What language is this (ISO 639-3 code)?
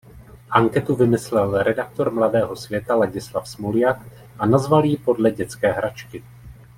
ces